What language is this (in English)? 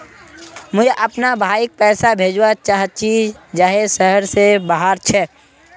Magahi